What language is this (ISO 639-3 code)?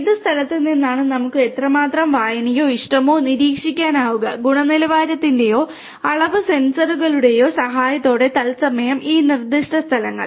mal